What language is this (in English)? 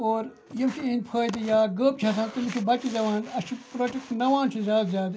Kashmiri